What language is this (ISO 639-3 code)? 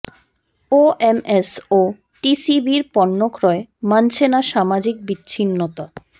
ben